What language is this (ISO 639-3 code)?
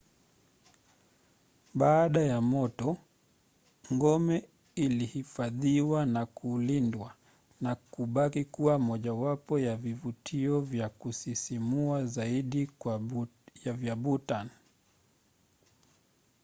swa